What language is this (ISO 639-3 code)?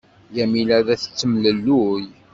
kab